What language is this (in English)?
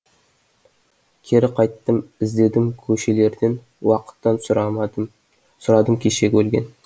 Kazakh